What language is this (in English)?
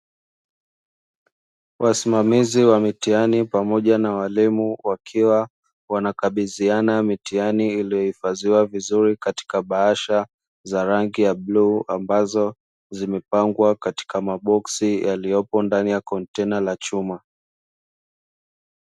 Swahili